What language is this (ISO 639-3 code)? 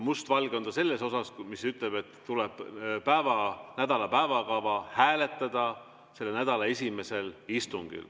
est